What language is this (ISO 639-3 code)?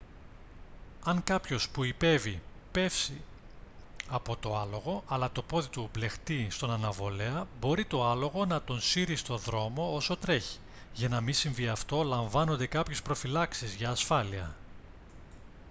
ell